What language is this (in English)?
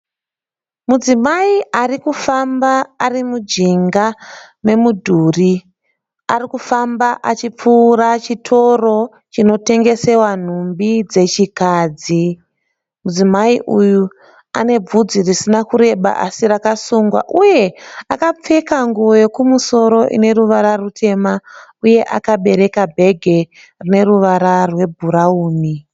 Shona